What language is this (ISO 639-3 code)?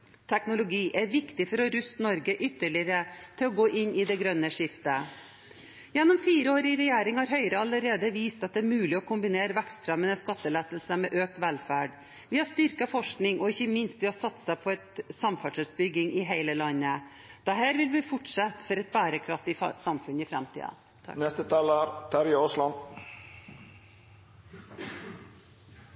nob